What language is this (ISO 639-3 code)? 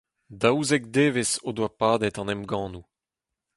bre